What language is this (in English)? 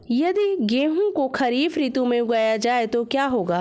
Hindi